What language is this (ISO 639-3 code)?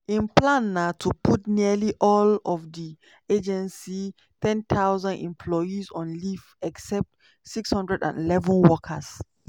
pcm